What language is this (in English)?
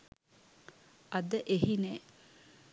Sinhala